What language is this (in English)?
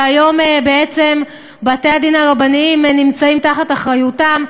Hebrew